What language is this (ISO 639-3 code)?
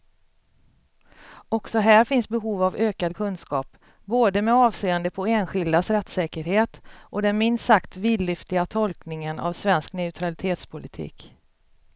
swe